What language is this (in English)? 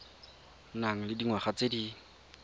Tswana